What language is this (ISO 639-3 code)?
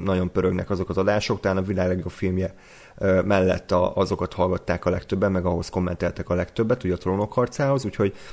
hun